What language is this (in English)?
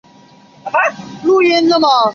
Chinese